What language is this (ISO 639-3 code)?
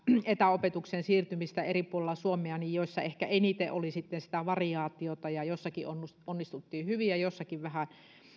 fin